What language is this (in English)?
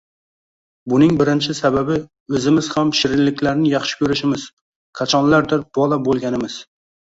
Uzbek